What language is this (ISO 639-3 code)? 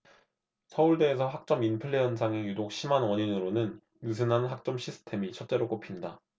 kor